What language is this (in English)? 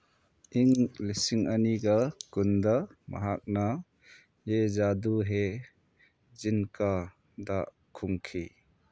Manipuri